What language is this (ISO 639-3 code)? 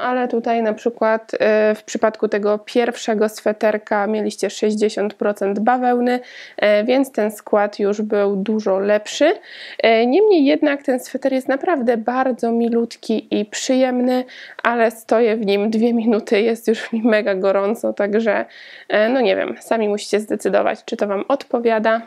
pol